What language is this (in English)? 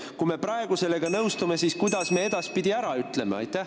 Estonian